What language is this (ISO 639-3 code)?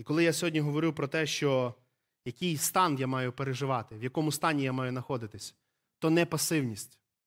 ukr